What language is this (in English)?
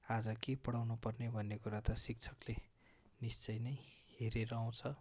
Nepali